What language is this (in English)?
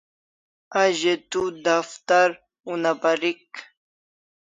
Kalasha